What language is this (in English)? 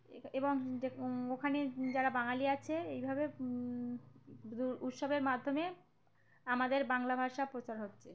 Bangla